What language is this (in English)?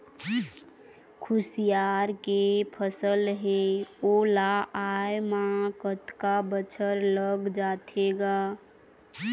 Chhattisgarhi